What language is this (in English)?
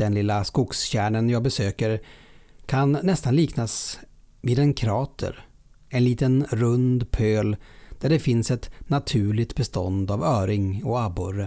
Swedish